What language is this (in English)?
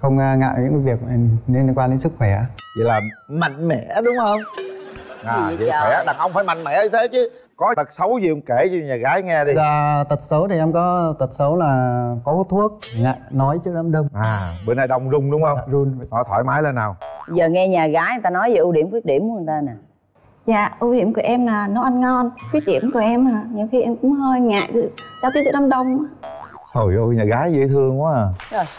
Vietnamese